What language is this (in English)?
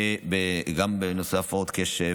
Hebrew